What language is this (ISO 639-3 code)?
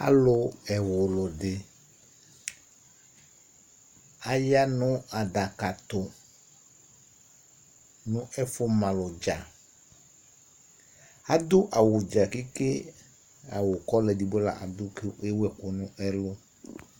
kpo